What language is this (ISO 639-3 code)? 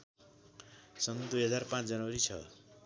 nep